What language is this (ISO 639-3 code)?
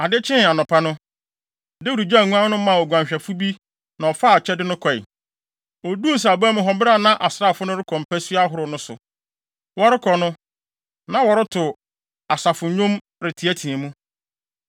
aka